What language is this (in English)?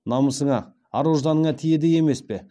Kazakh